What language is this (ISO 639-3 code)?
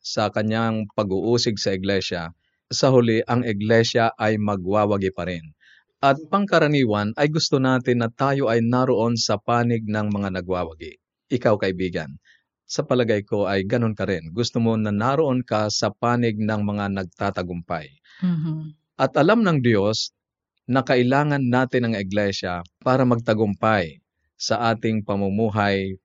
fil